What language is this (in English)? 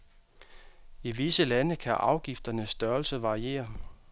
Danish